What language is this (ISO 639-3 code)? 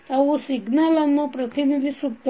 kan